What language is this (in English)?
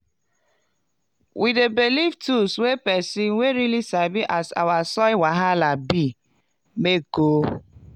Nigerian Pidgin